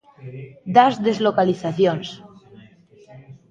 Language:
Galician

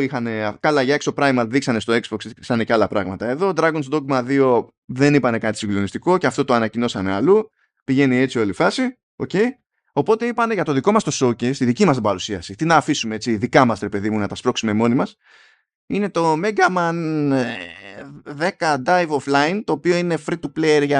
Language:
Greek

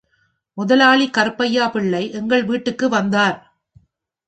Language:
Tamil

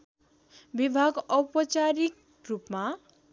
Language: Nepali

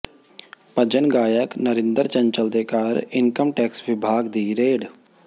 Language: Punjabi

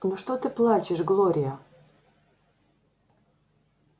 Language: Russian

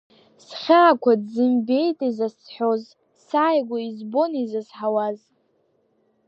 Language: Abkhazian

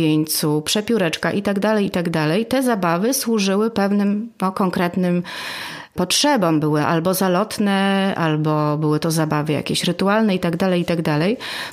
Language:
Polish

